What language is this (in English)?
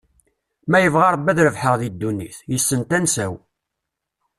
Kabyle